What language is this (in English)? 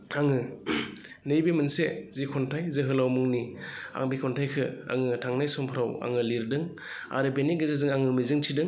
Bodo